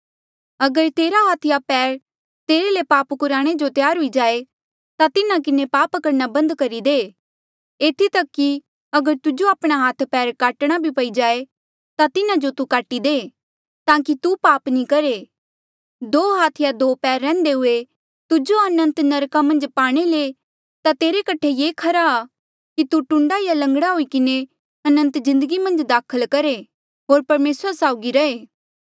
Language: Mandeali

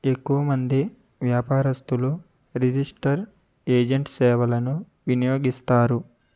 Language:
Telugu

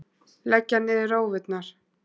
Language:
Icelandic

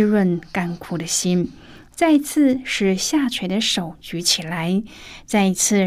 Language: Chinese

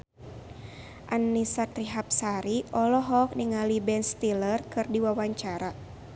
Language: Sundanese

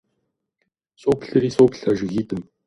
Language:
Kabardian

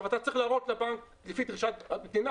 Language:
Hebrew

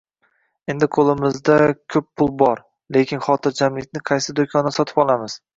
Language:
Uzbek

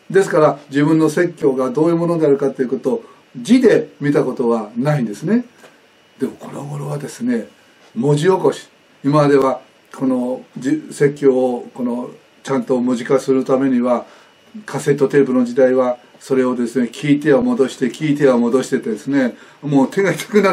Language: Japanese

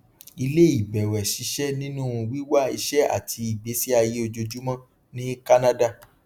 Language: Yoruba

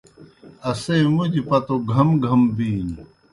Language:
Kohistani Shina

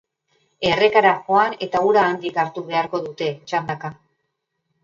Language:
Basque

